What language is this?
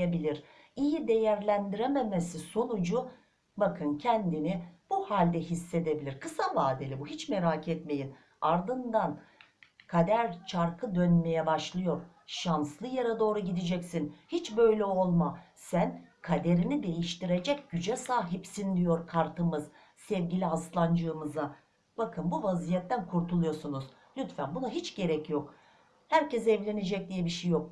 Turkish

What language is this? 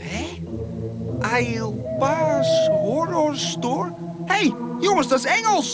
Dutch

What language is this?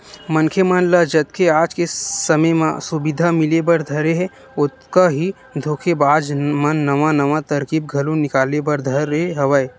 Chhattisgarhi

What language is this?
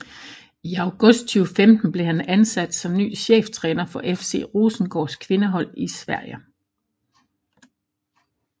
Danish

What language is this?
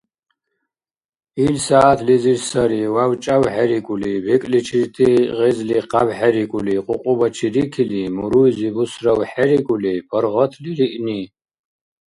Dargwa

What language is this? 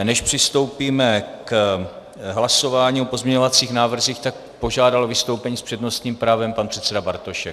Czech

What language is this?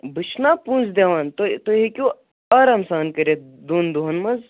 Kashmiri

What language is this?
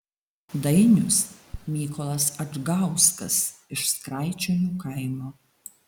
Lithuanian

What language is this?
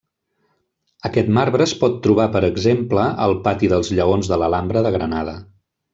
Catalan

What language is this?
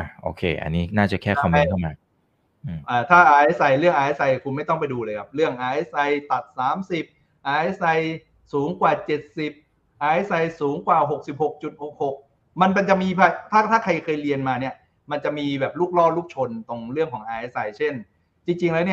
Thai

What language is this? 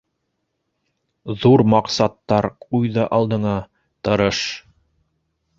Bashkir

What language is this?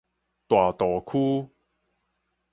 Min Nan Chinese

